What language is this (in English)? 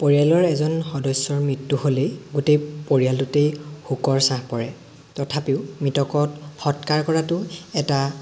Assamese